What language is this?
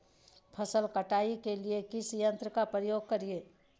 Magahi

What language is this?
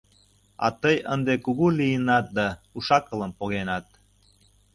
Mari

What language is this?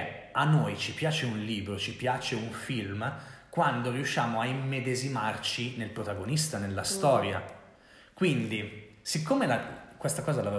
Italian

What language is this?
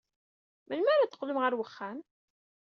Kabyle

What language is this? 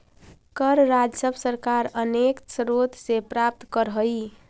Magahi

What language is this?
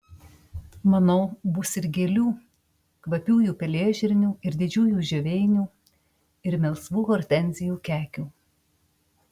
Lithuanian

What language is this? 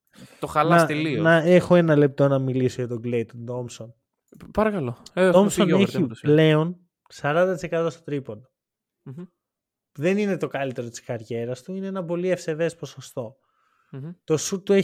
Greek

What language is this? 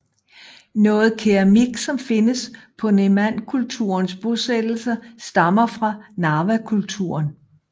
Danish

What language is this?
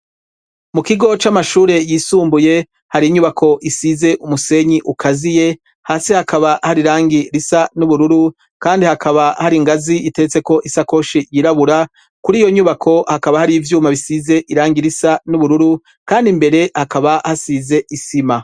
Rundi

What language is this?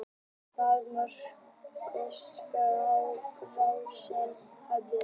Icelandic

